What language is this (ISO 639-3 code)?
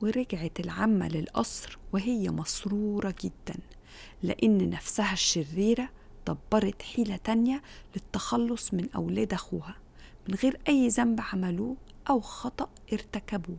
ara